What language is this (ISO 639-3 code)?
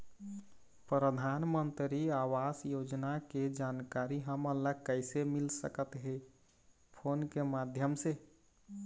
hne